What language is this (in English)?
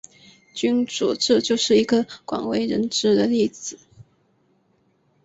Chinese